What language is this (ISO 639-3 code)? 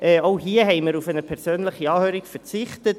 gsw